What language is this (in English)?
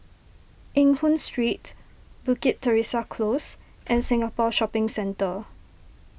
English